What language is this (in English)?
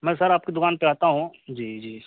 Urdu